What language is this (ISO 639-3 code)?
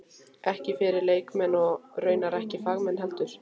isl